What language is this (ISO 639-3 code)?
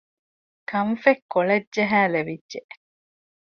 div